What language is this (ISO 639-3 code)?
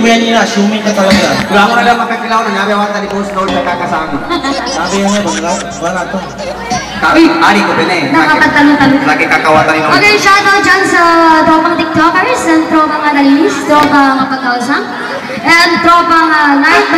tha